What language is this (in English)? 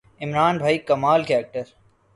Urdu